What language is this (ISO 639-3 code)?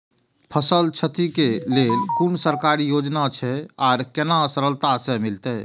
mai